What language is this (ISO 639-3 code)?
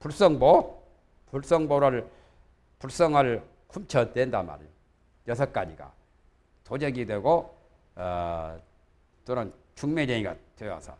kor